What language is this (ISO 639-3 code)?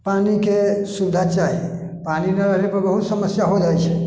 mai